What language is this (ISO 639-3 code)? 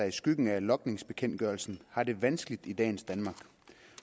dan